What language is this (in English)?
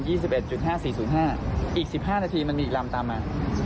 Thai